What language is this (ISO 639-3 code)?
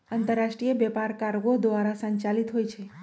mag